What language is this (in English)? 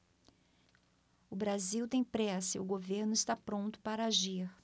Portuguese